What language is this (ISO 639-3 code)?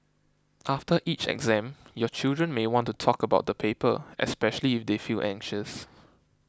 eng